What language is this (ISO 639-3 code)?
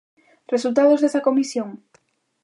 glg